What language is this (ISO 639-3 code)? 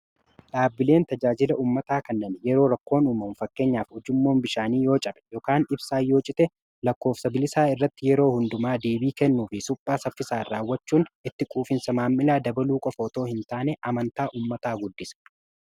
orm